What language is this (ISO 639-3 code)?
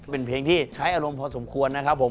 tha